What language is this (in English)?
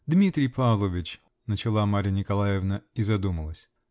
Russian